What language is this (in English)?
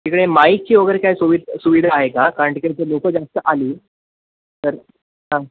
Marathi